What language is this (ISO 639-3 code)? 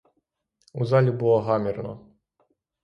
ukr